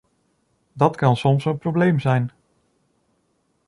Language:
Dutch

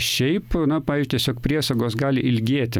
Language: Lithuanian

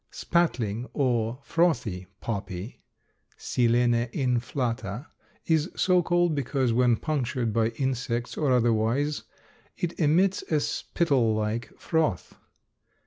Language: English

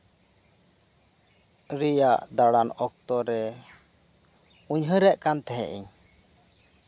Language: Santali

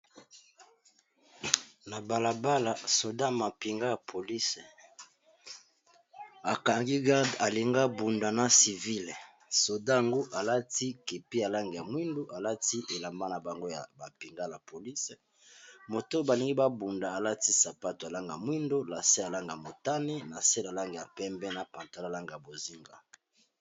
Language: Lingala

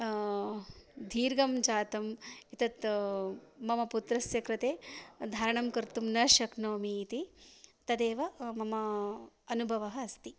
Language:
Sanskrit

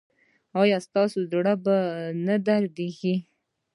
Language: Pashto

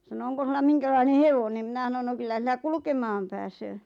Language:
Finnish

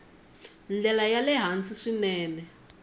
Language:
Tsonga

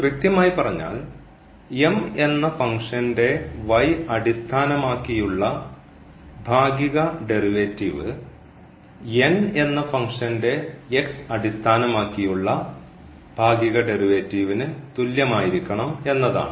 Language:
Malayalam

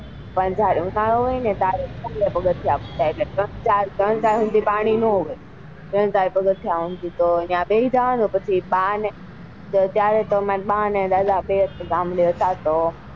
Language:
Gujarati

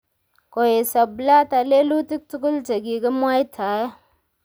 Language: Kalenjin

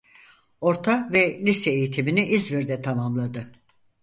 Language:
Turkish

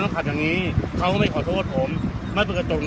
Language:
Thai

